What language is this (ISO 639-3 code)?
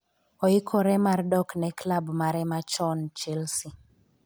luo